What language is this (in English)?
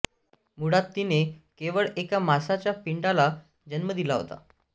Marathi